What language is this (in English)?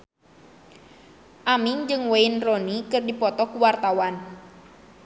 Sundanese